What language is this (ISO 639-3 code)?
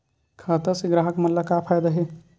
hne